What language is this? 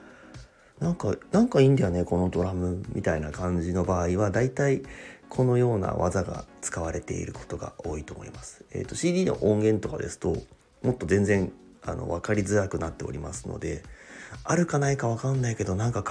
Japanese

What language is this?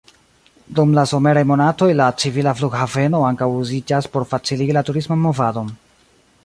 Esperanto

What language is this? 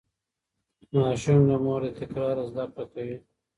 Pashto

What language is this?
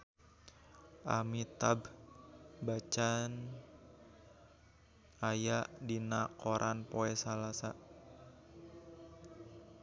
Sundanese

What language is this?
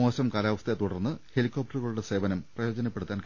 Malayalam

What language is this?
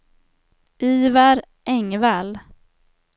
Swedish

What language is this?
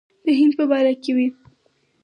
Pashto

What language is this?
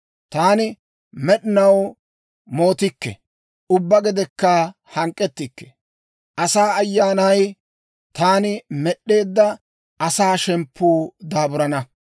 Dawro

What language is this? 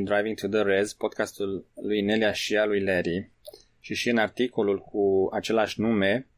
Romanian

